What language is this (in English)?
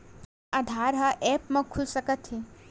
Chhattisgarhi